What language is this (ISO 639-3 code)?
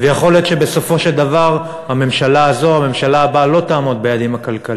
heb